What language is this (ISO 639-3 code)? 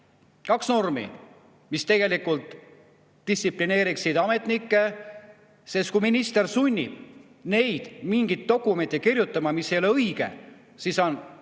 est